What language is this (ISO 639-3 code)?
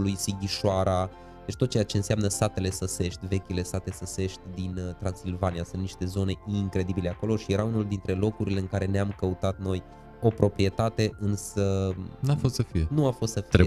ron